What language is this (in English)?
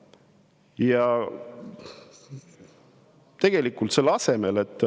Estonian